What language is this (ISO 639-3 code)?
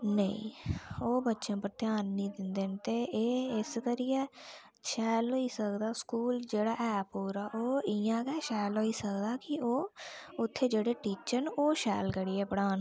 doi